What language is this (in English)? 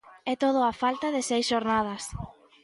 Galician